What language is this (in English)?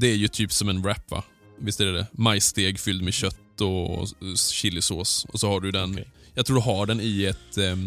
Swedish